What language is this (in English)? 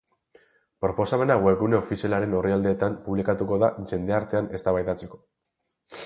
Basque